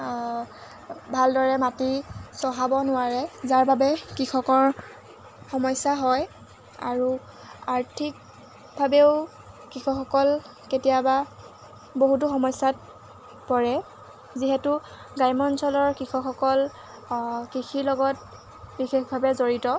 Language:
Assamese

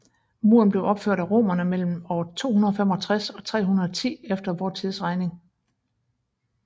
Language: Danish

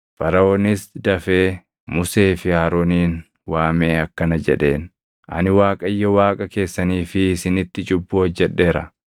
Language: Oromo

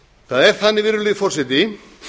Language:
Icelandic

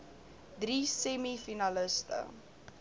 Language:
Afrikaans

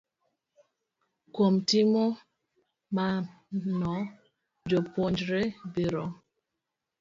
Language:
Luo (Kenya and Tanzania)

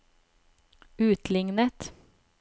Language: Norwegian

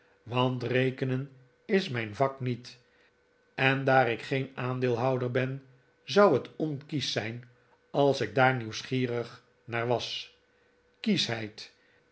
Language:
Dutch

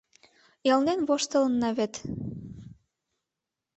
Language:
Mari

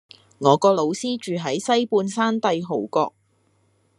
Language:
Cantonese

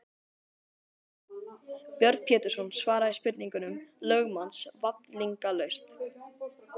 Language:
Icelandic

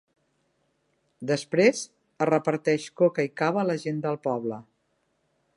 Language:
Catalan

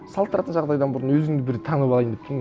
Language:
Kazakh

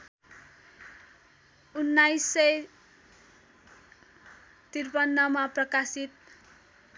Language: Nepali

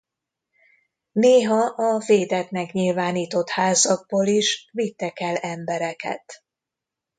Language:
Hungarian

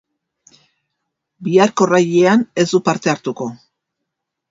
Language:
Basque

